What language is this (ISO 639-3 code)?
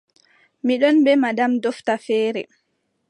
fub